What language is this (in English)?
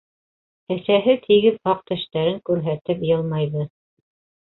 Bashkir